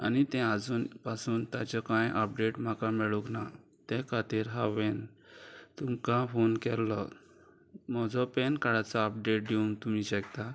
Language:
Konkani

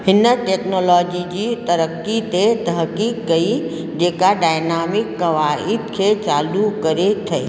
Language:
Sindhi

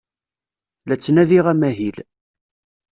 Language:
Kabyle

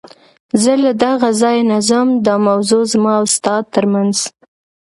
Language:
Pashto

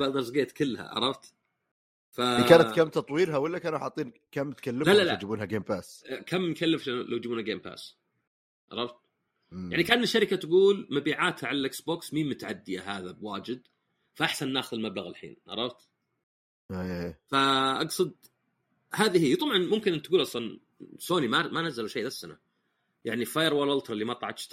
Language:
Arabic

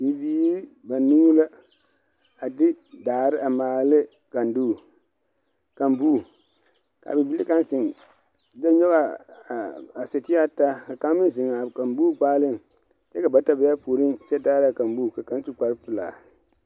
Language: Southern Dagaare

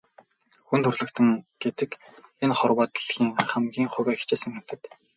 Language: Mongolian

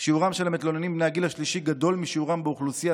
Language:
Hebrew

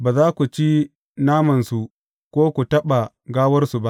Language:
Hausa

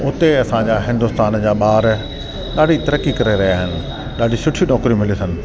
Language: Sindhi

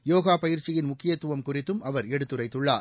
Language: Tamil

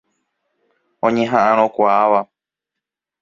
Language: Guarani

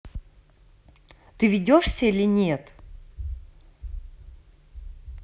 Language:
Russian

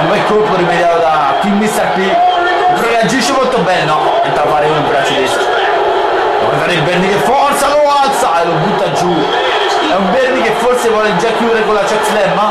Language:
Italian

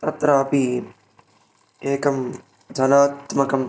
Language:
Sanskrit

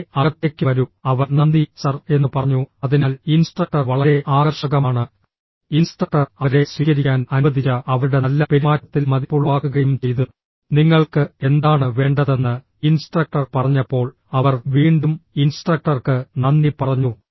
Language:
Malayalam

